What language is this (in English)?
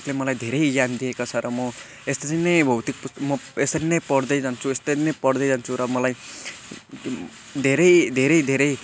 Nepali